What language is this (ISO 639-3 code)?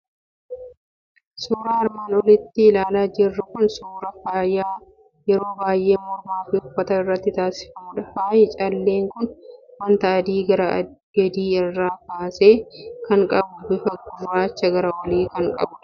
orm